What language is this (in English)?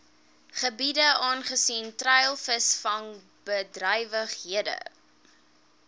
Afrikaans